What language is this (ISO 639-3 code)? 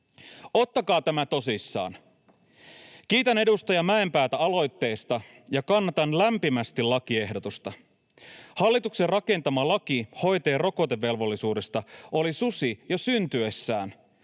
fin